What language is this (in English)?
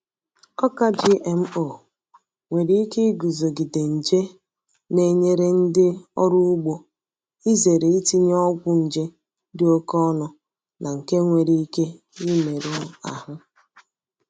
Igbo